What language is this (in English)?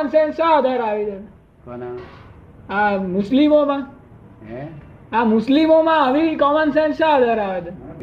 Gujarati